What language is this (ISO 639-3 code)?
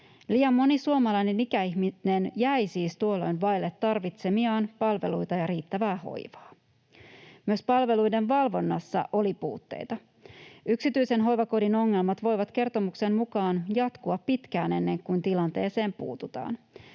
fin